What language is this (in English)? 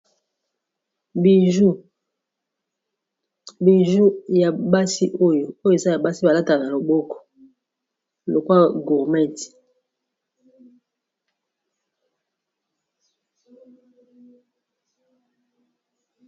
Lingala